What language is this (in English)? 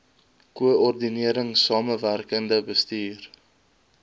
Afrikaans